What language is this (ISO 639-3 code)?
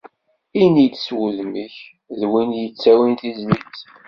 kab